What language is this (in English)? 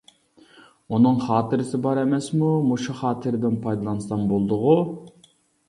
Uyghur